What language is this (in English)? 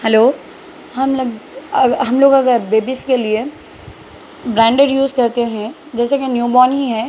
Urdu